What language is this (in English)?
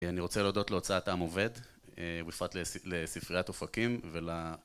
Hebrew